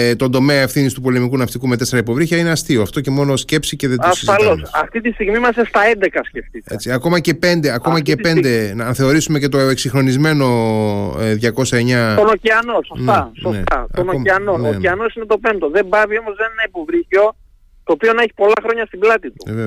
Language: Greek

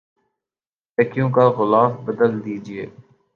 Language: Urdu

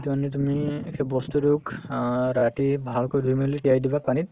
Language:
Assamese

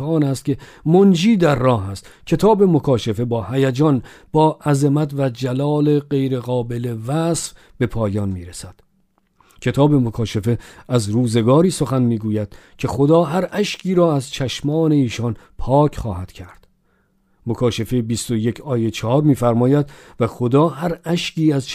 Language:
Persian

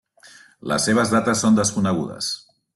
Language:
Catalan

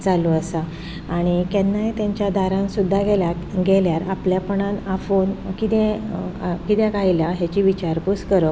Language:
Konkani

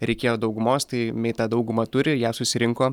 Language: Lithuanian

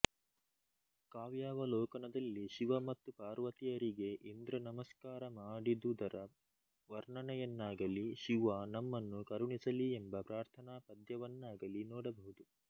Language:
Kannada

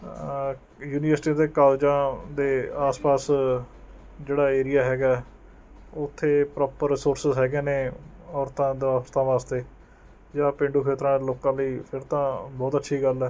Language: Punjabi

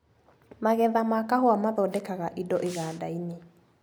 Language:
Kikuyu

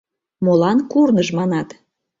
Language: Mari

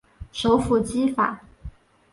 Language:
Chinese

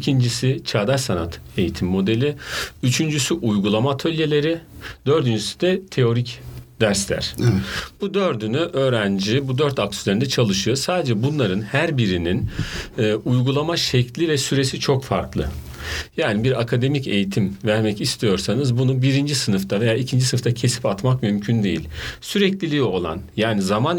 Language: Turkish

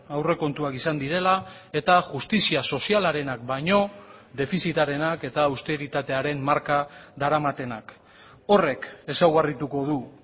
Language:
Basque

